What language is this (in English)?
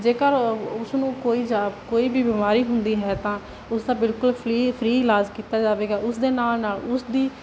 Punjabi